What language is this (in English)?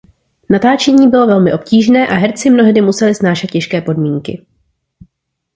Czech